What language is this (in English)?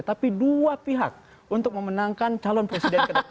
Indonesian